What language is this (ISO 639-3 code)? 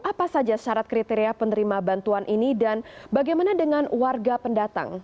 ind